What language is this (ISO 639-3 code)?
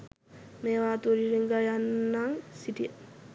sin